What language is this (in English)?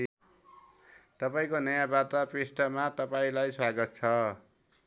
Nepali